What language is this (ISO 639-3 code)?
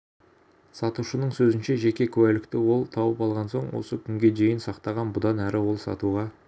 kaz